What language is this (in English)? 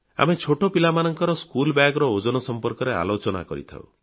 Odia